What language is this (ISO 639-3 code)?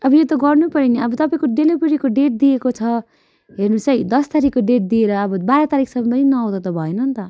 nep